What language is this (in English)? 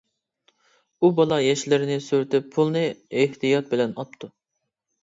Uyghur